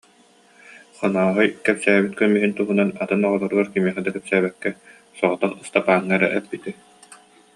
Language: Yakut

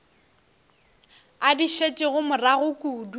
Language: Northern Sotho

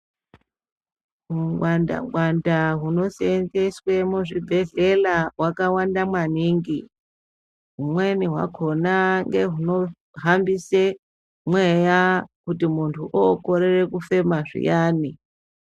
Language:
Ndau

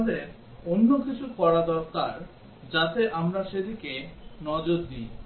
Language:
Bangla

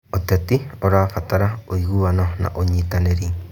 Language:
Kikuyu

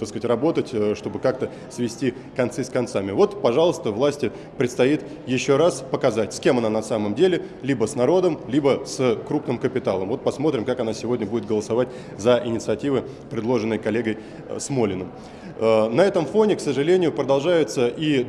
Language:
Russian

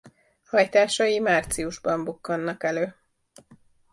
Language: Hungarian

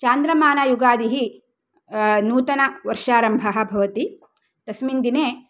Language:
Sanskrit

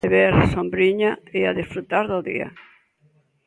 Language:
Galician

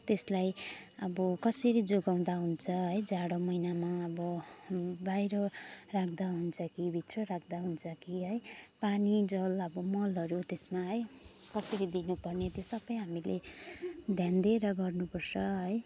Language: Nepali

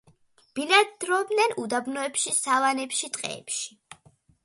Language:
Georgian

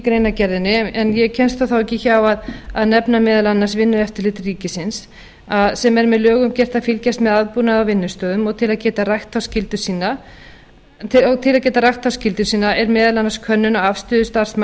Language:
Icelandic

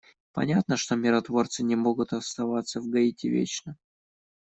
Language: Russian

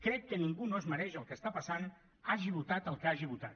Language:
Catalan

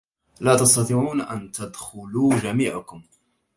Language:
Arabic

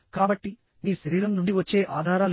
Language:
Telugu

